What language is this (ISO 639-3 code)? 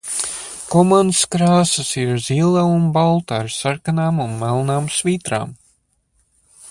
lav